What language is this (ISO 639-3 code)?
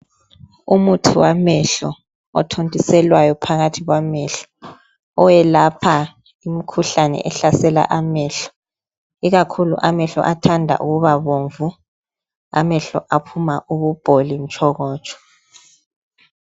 nde